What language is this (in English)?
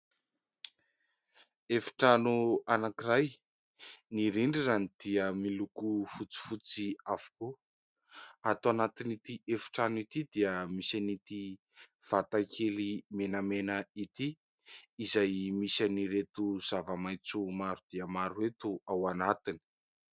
Malagasy